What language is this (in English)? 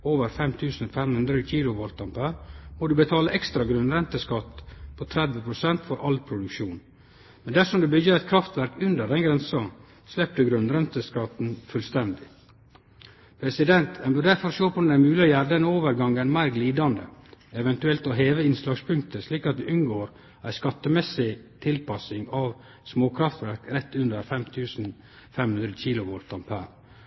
Norwegian Nynorsk